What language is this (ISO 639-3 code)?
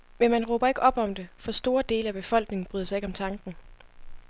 dan